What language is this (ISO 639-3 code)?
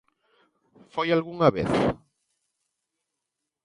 glg